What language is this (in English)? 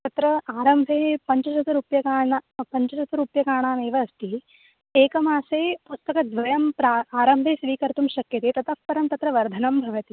Sanskrit